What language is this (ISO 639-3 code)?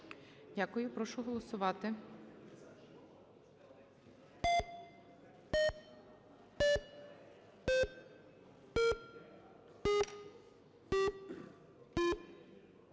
ukr